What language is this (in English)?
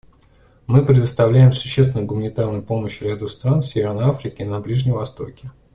Russian